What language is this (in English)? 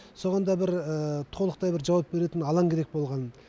Kazakh